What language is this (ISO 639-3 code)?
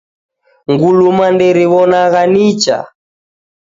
dav